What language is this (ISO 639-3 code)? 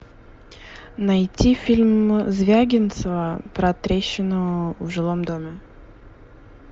rus